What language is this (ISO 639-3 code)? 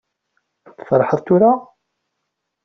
kab